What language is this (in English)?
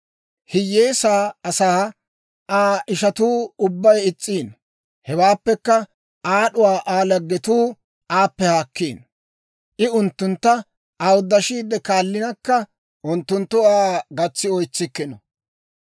Dawro